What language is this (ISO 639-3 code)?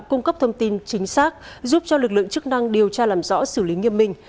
vie